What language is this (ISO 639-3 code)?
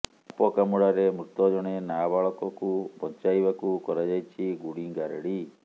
ori